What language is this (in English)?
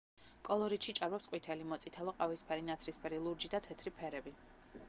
Georgian